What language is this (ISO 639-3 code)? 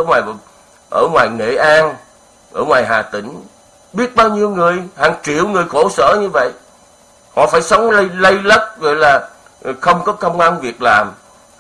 vie